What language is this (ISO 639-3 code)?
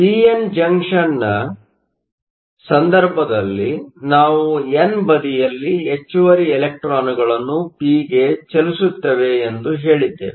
kan